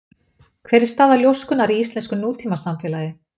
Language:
Icelandic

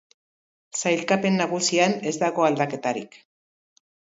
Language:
Basque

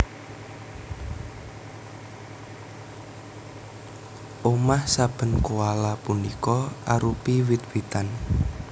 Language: Javanese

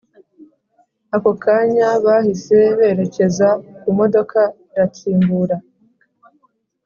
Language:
Kinyarwanda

